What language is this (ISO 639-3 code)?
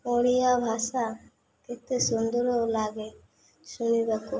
ori